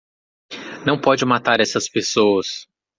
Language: Portuguese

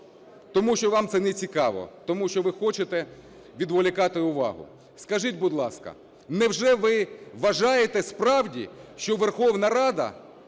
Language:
Ukrainian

